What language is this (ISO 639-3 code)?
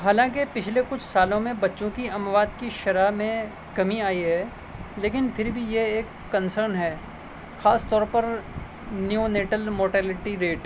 urd